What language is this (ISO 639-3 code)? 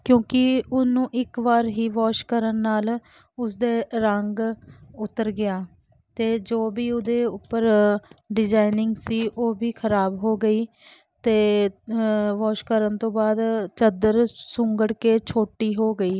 pan